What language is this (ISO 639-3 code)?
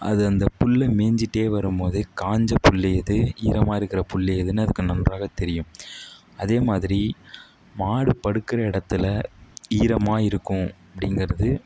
tam